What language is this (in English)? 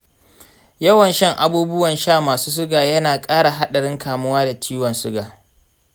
Hausa